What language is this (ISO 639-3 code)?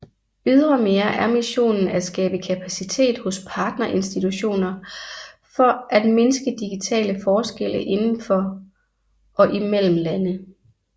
dan